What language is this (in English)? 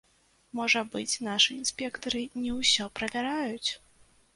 Belarusian